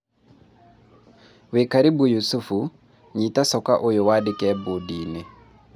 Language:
Kikuyu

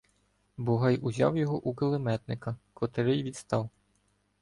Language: Ukrainian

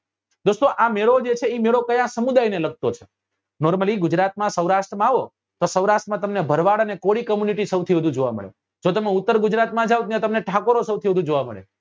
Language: Gujarati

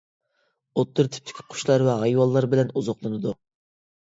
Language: Uyghur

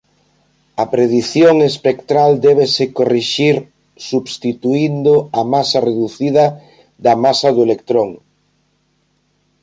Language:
Galician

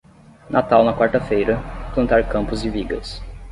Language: Portuguese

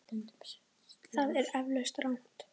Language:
Icelandic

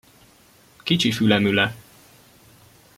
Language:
Hungarian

